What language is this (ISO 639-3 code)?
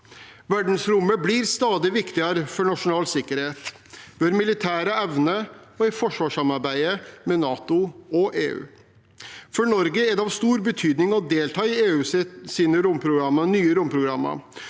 nor